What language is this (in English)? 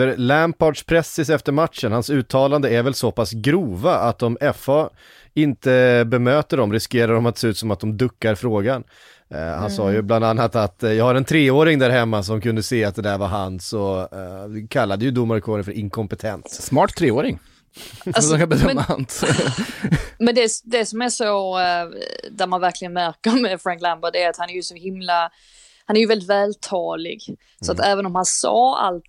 Swedish